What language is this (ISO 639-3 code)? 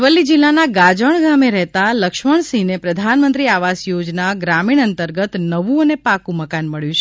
guj